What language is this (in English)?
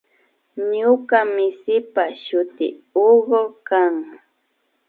Imbabura Highland Quichua